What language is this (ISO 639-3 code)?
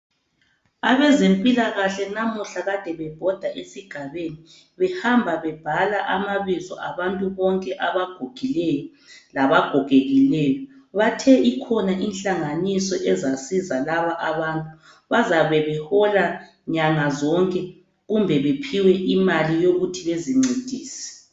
nde